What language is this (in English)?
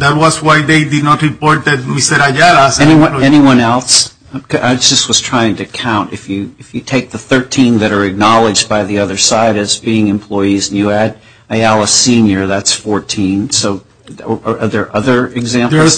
English